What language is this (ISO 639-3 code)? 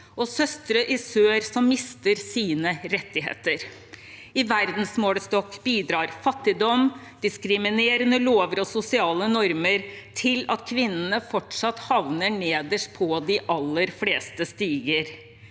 nor